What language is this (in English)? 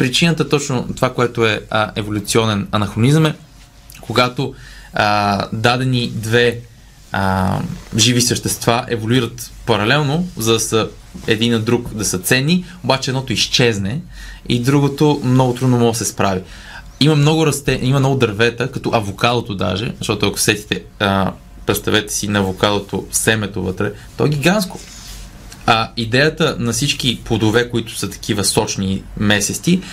Bulgarian